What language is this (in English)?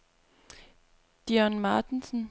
Danish